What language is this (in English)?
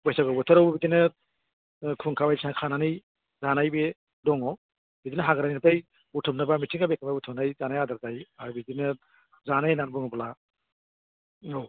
Bodo